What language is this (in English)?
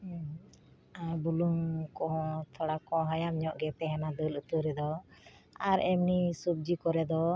Santali